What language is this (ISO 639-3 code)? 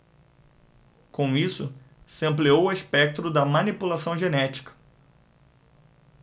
por